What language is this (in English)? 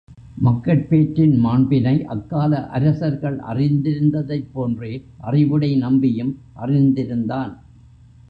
Tamil